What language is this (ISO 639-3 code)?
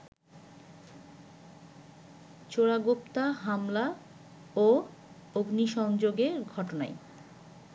ben